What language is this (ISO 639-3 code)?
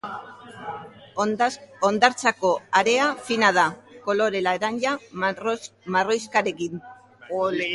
eus